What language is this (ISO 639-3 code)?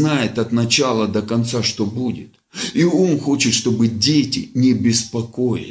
rus